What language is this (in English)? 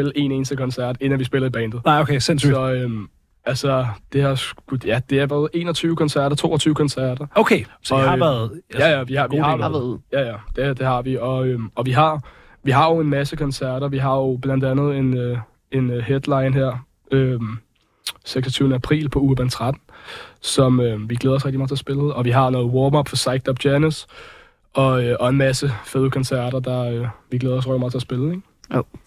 Danish